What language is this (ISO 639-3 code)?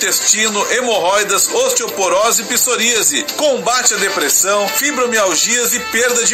por